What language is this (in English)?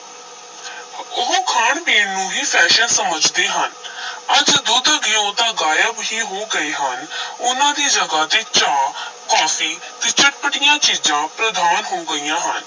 Punjabi